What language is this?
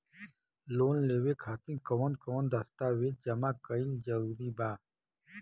Bhojpuri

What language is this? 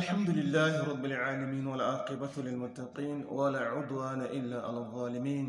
Hausa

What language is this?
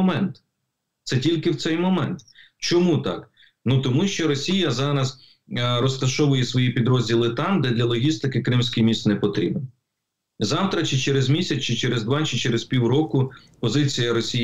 Ukrainian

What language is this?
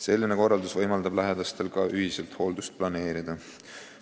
Estonian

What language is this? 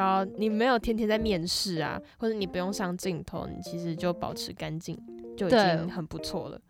Chinese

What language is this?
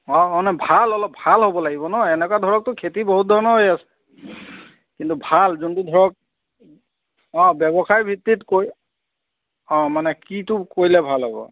Assamese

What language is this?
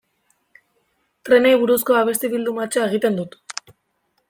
Basque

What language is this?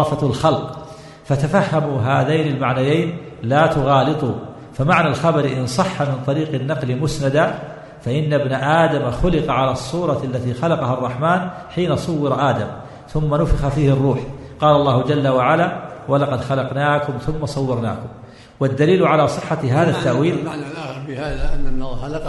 Arabic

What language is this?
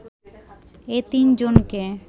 Bangla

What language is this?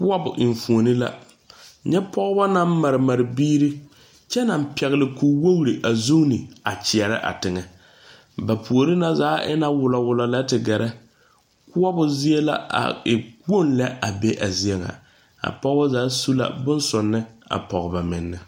Southern Dagaare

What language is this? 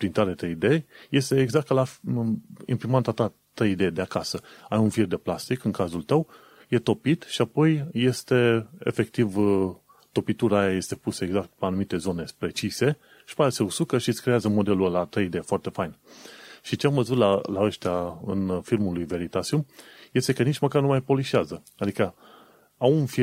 Romanian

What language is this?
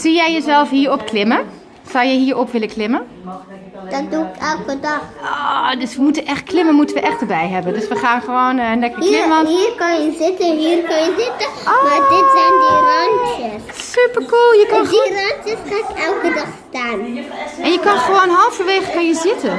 Dutch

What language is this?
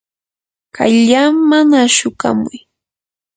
Yanahuanca Pasco Quechua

